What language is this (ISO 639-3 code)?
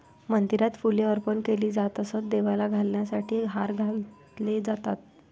mar